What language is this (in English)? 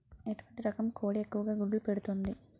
Telugu